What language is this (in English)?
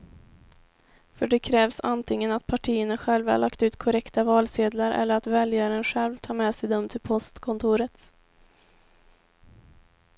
Swedish